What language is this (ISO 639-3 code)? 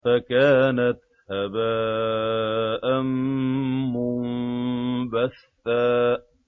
ara